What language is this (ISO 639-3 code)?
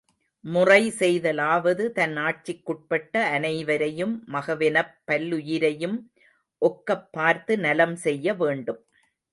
tam